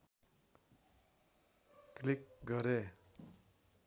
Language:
Nepali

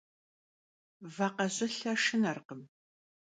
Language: Kabardian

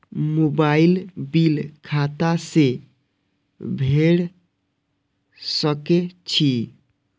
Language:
Maithili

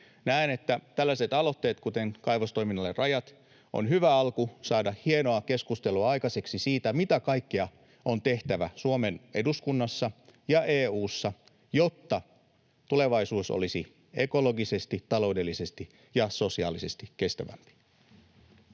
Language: Finnish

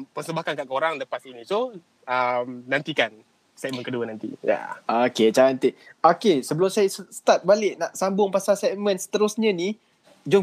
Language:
Malay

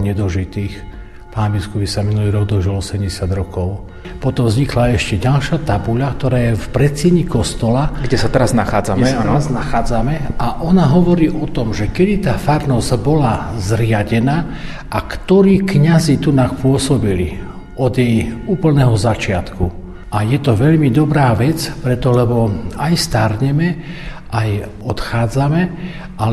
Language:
Slovak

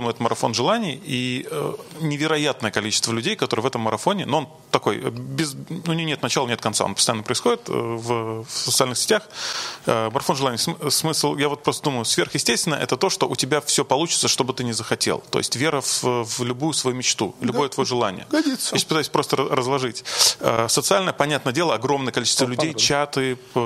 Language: Russian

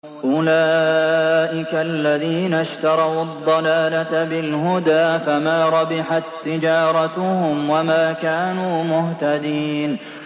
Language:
Arabic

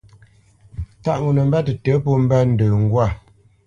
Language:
Bamenyam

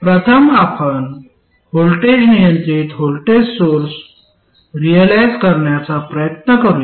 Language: Marathi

